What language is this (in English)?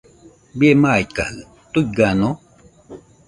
Nüpode Huitoto